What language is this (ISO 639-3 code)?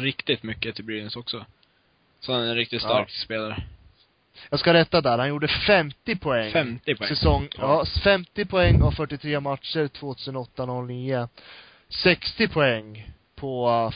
swe